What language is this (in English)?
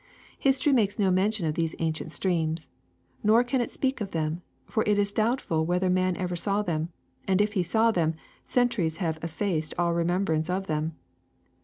English